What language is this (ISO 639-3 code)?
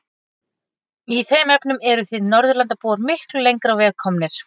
isl